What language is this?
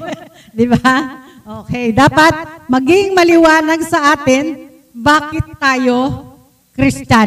Filipino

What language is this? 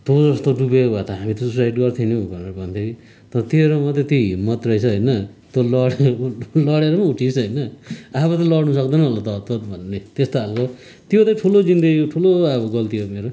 Nepali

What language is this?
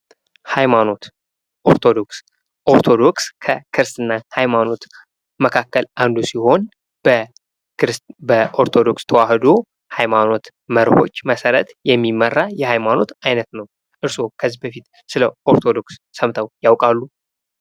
Amharic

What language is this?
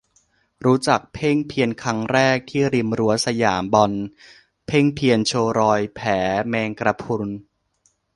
Thai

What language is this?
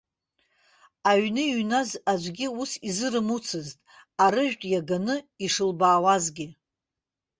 Abkhazian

